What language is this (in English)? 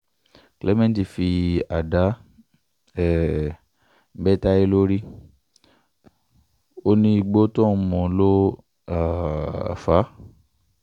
Yoruba